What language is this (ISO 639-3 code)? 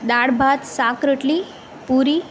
guj